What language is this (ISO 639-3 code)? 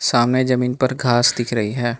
hin